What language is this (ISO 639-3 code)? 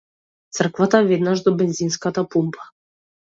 mkd